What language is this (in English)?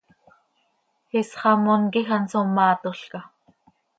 Seri